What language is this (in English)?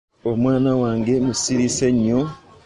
Ganda